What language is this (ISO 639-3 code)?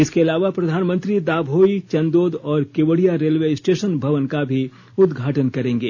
hin